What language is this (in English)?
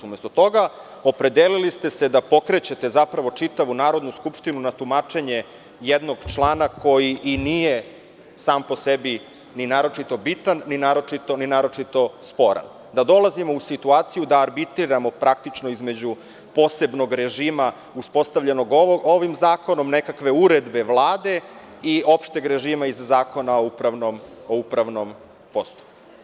Serbian